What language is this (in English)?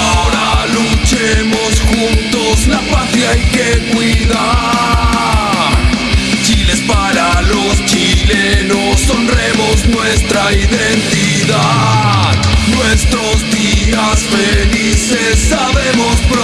Italian